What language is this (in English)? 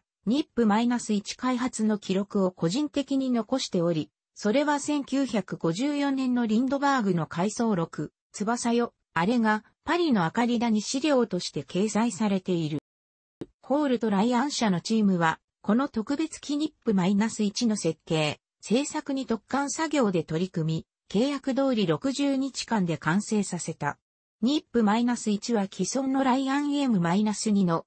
Japanese